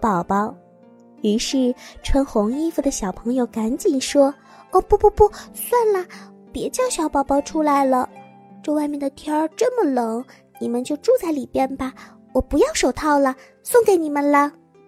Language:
Chinese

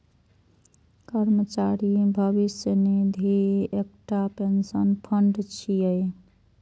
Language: Maithili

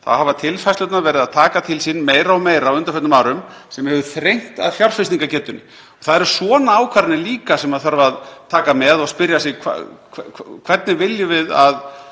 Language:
Icelandic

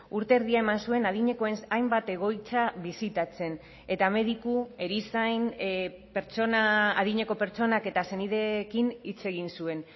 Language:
Basque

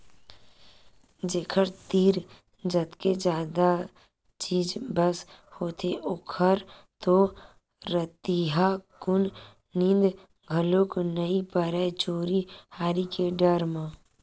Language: Chhattisgarhi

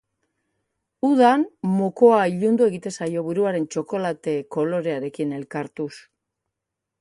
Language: Basque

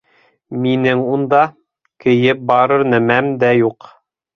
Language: Bashkir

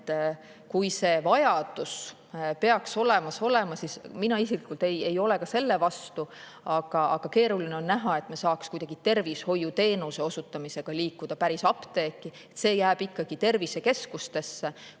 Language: Estonian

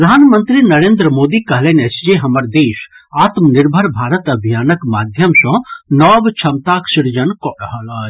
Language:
Maithili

